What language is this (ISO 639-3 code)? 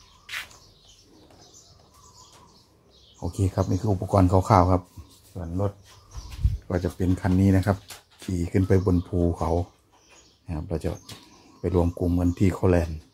tha